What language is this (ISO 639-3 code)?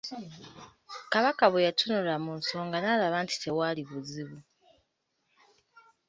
lug